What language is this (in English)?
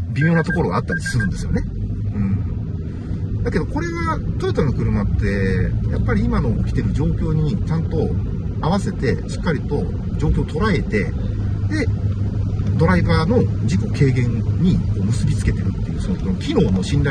Japanese